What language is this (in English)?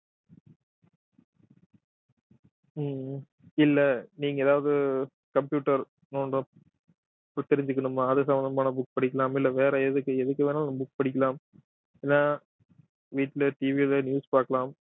Tamil